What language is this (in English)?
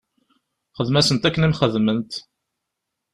Kabyle